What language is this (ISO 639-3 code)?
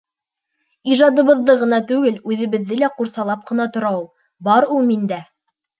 bak